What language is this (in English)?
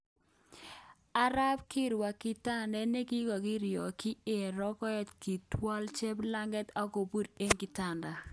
Kalenjin